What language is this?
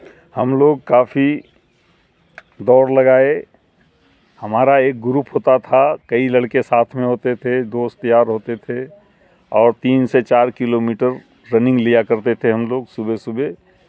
Urdu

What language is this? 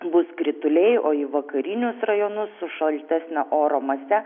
Lithuanian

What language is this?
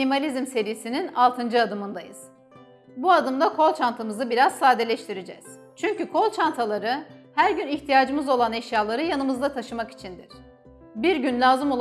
Turkish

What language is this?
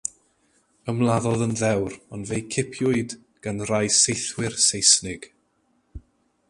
Welsh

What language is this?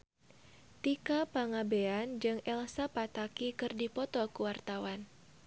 Sundanese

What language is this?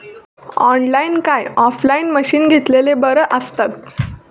Marathi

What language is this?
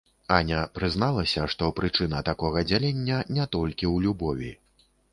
Belarusian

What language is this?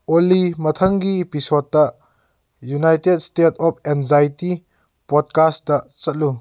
Manipuri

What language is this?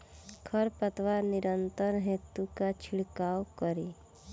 Bhojpuri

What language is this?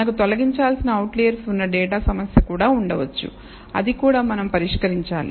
Telugu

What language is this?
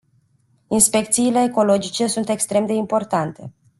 Romanian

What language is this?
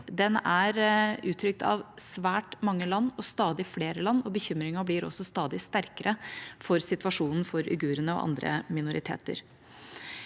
Norwegian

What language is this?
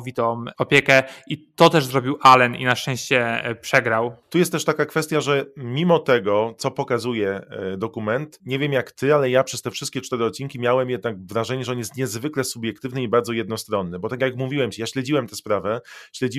Polish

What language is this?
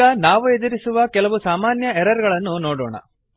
Kannada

